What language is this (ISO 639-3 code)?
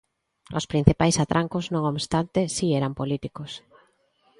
glg